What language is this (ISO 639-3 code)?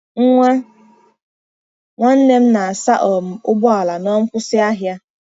ibo